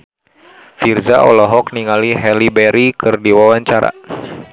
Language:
Sundanese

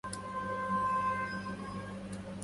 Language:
Arabic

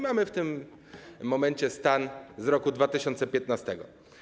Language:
Polish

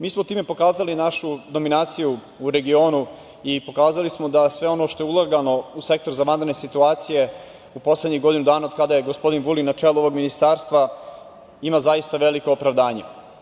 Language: Serbian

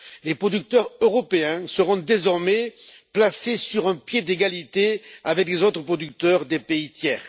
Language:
French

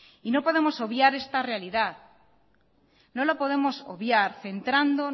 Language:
Spanish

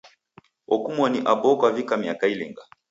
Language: Taita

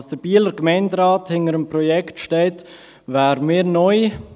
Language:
Swiss German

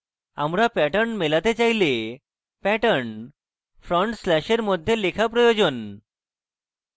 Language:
Bangla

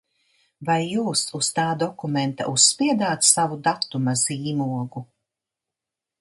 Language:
Latvian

